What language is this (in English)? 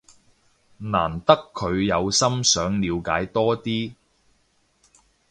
Cantonese